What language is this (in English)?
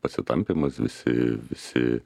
Lithuanian